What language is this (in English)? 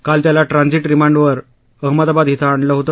Marathi